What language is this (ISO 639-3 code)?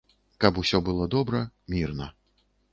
bel